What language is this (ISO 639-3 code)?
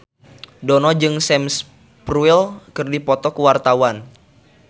sun